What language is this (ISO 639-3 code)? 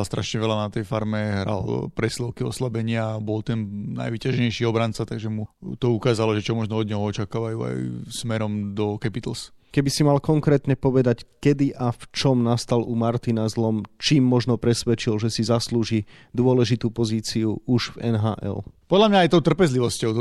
slk